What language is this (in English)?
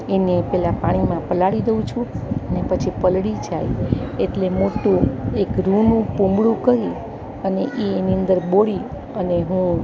Gujarati